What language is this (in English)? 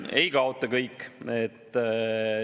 Estonian